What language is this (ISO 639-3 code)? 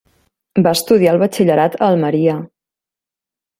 cat